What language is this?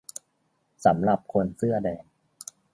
Thai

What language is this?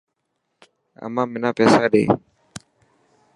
Dhatki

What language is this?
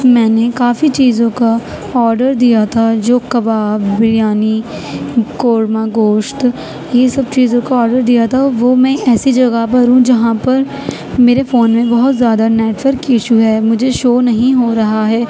Urdu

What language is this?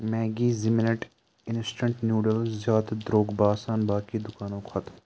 Kashmiri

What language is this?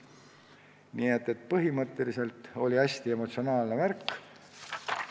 Estonian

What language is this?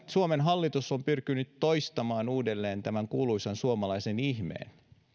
Finnish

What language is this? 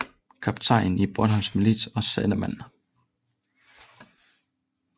Danish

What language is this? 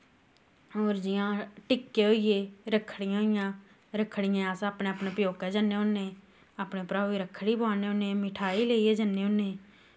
Dogri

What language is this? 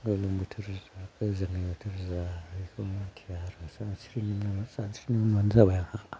Bodo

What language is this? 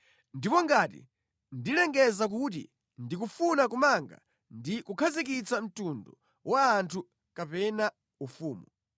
Nyanja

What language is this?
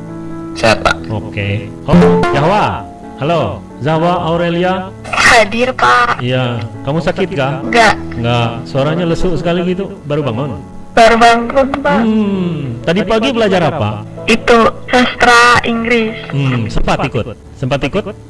Indonesian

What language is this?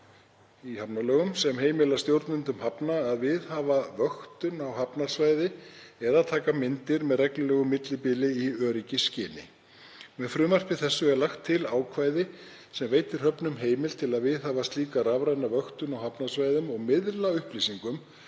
Icelandic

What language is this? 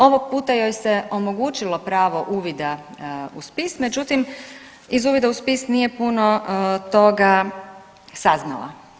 Croatian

